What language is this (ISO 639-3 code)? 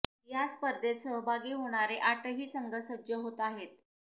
mar